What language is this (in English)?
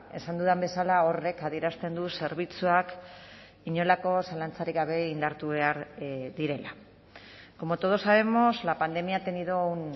Basque